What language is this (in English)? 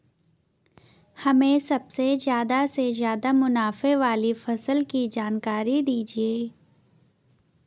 Hindi